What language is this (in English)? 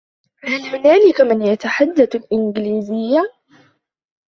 Arabic